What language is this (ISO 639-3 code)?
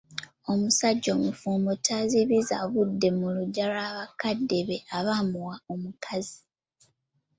lug